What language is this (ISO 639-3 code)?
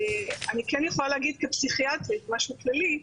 heb